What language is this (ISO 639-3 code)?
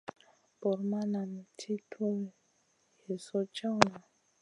mcn